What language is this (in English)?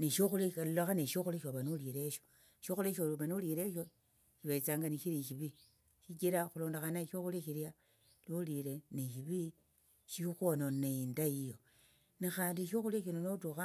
Tsotso